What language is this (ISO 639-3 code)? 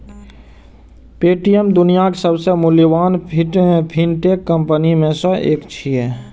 mai